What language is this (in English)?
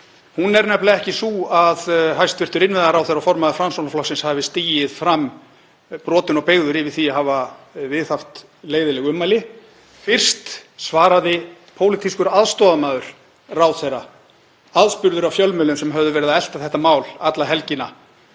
Icelandic